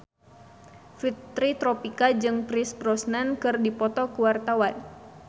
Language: Sundanese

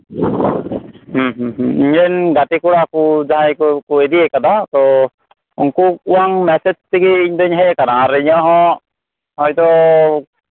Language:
Santali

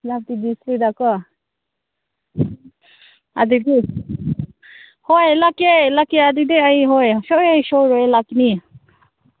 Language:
Manipuri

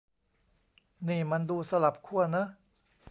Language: Thai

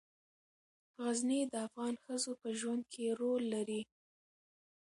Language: Pashto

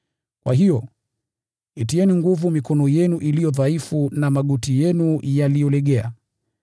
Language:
Swahili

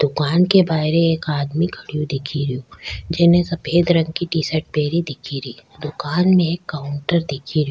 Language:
Rajasthani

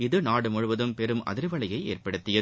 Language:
Tamil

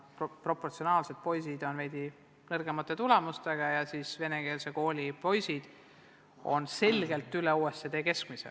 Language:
Estonian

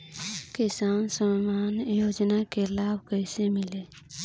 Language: Bhojpuri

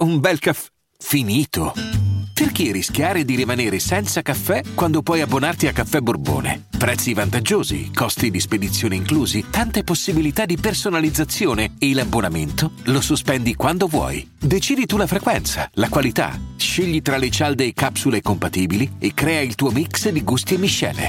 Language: Italian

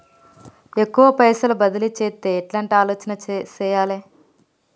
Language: Telugu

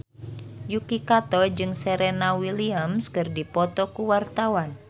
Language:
Sundanese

